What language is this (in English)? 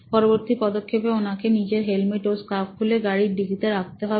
Bangla